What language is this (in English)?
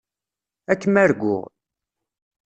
Kabyle